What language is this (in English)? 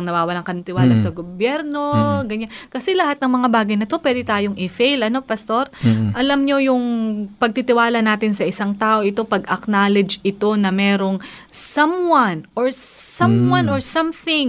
Filipino